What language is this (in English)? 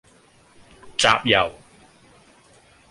Cantonese